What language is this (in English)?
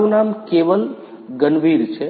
Gujarati